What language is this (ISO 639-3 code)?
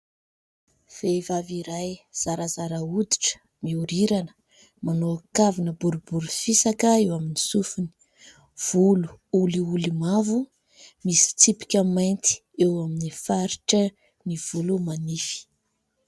mlg